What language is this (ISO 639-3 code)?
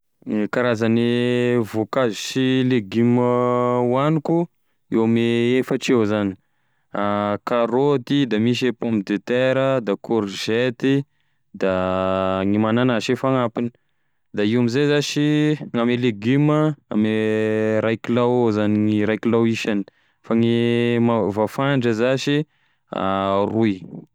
tkg